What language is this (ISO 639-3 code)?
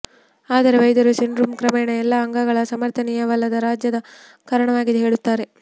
kan